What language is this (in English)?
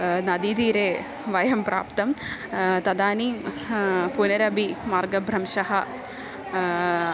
Sanskrit